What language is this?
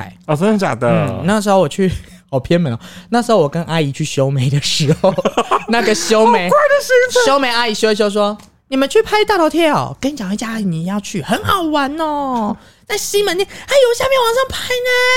Chinese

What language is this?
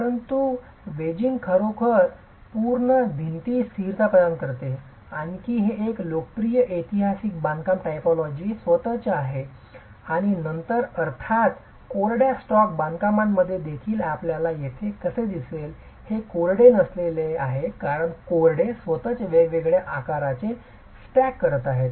Marathi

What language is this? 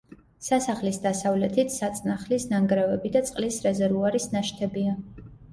Georgian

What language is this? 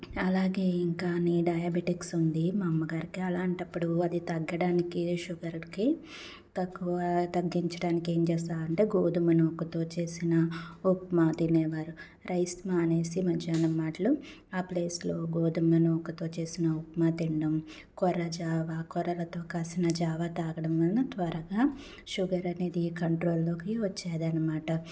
Telugu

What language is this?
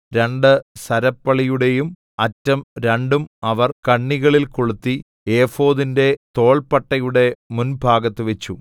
Malayalam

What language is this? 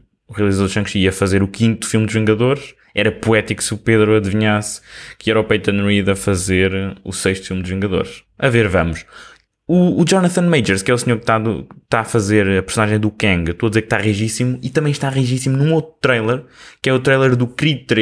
Portuguese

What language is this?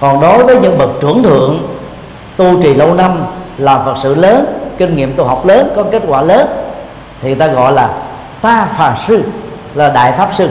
Vietnamese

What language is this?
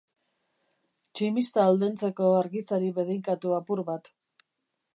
Basque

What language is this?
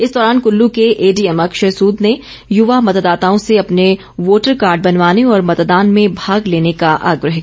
Hindi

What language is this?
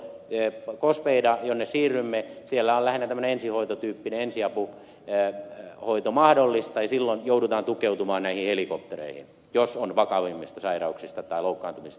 Finnish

